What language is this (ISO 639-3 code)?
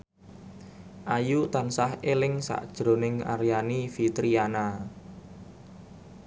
jav